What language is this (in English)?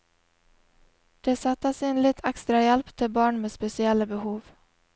Norwegian